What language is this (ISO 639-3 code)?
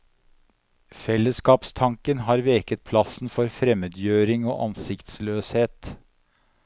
nor